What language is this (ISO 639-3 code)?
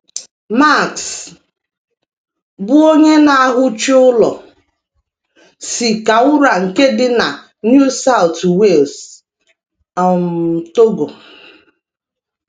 ibo